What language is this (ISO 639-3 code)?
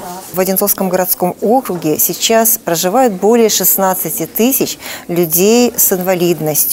rus